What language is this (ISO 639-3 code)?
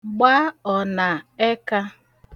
ibo